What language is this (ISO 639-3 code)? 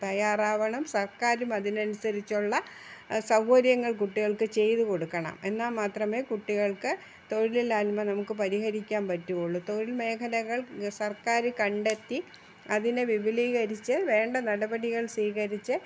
mal